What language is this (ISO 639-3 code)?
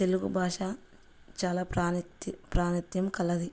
tel